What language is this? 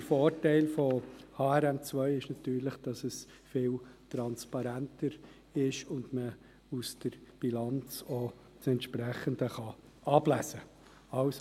Swiss German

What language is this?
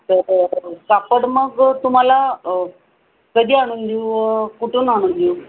Marathi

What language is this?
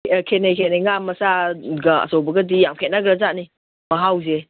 Manipuri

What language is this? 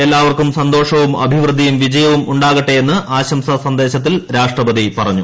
Malayalam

